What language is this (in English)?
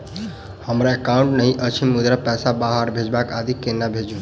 Maithili